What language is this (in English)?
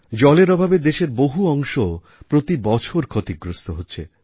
Bangla